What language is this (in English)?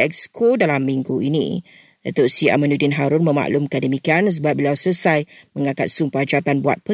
Malay